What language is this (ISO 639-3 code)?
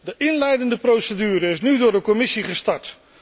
nld